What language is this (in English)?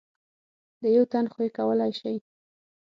Pashto